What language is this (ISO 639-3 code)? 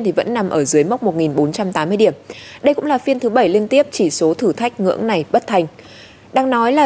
vie